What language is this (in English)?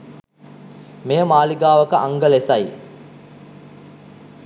Sinhala